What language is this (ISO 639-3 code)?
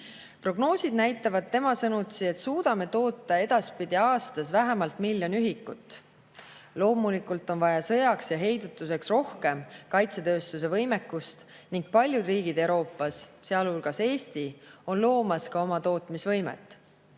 est